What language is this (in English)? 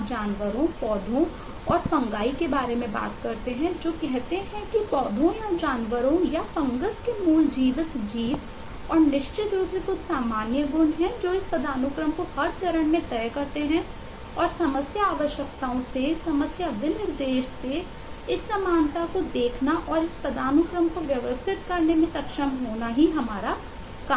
Hindi